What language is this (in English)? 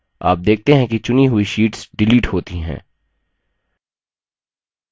Hindi